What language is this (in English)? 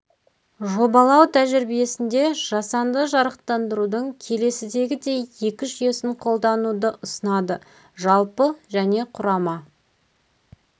Kazakh